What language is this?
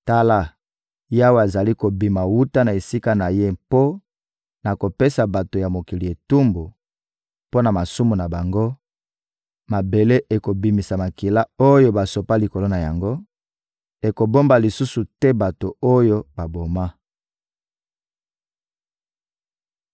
Lingala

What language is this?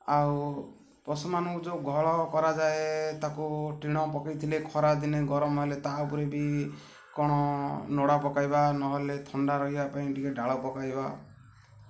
Odia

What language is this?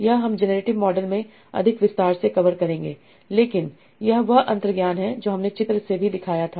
Hindi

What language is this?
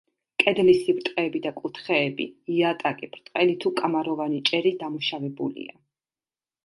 Georgian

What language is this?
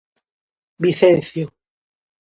Galician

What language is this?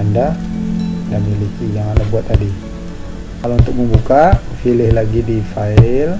Indonesian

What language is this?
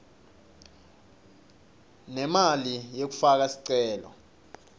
Swati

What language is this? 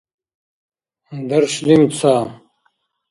Dargwa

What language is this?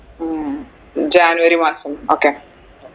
Malayalam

